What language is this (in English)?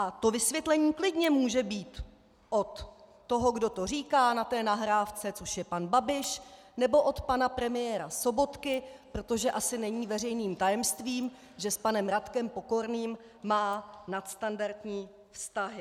Czech